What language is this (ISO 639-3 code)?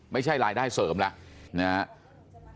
tha